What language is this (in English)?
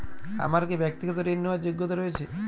Bangla